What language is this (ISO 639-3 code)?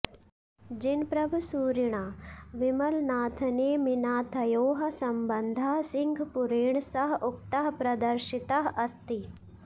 san